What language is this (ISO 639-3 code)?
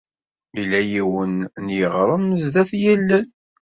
kab